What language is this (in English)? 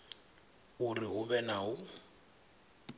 Venda